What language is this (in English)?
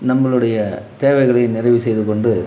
Tamil